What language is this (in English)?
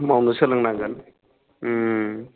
Bodo